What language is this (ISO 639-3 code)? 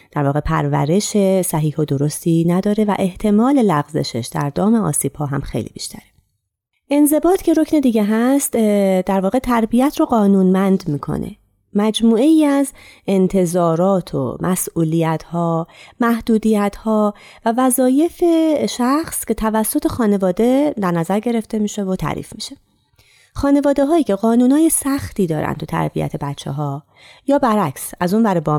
fas